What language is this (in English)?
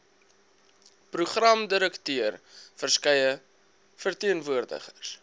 Afrikaans